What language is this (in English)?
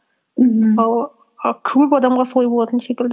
Kazakh